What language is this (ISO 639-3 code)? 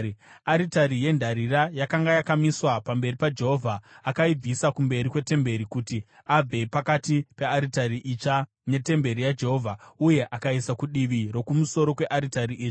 sna